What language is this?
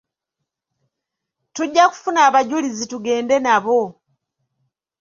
Ganda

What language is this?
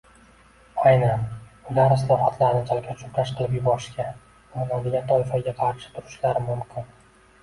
Uzbek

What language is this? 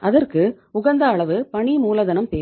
Tamil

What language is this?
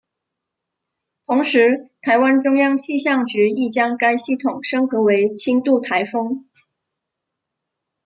Chinese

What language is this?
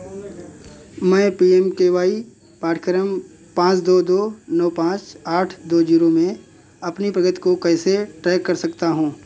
Hindi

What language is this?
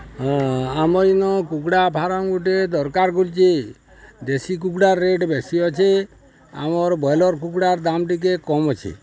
Odia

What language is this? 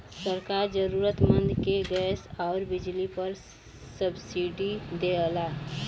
Bhojpuri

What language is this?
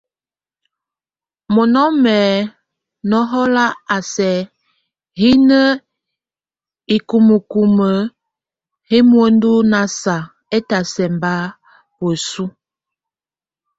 Tunen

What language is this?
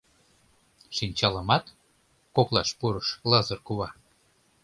Mari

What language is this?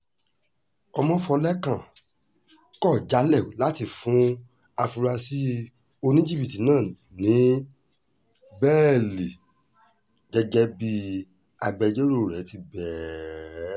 Yoruba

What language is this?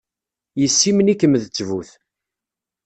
Kabyle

